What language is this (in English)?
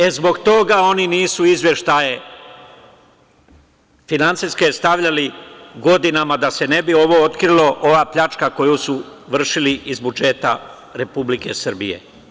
Serbian